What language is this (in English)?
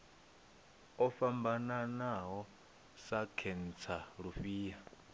Venda